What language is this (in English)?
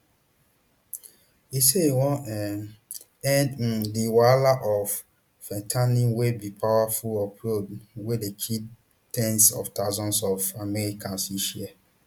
Nigerian Pidgin